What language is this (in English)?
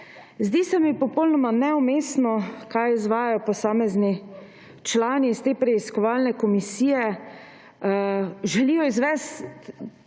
Slovenian